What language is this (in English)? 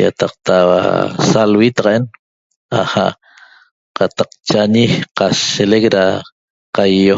Toba